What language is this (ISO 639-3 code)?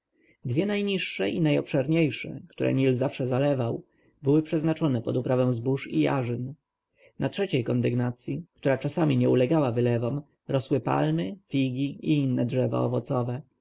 pol